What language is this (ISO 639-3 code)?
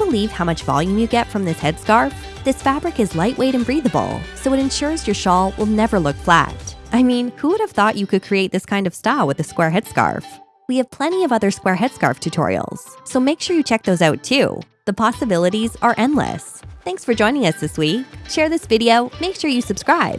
eng